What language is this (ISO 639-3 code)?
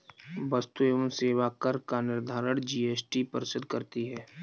hin